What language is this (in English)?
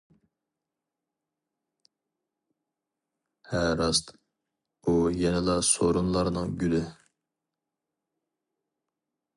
Uyghur